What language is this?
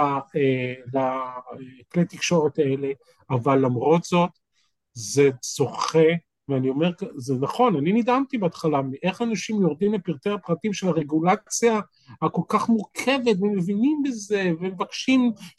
Hebrew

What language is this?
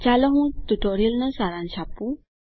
Gujarati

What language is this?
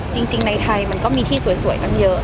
Thai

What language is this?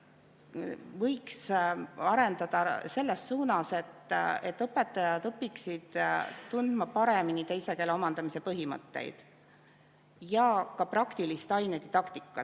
Estonian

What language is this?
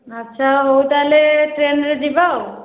Odia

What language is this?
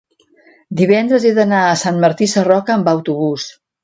Catalan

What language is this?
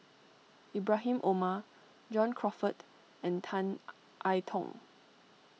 English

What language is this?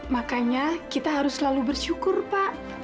Indonesian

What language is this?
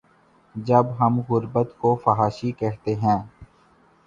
Urdu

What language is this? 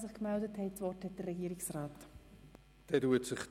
Swiss German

